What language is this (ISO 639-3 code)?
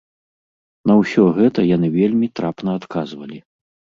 bel